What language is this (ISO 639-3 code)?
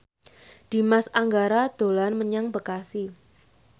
jav